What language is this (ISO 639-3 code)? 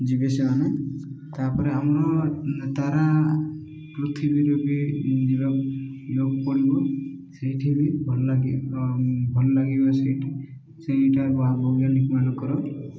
ori